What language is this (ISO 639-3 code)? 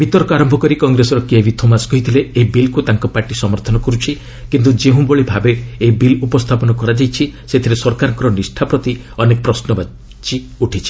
ori